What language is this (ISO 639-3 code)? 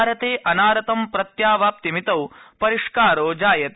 san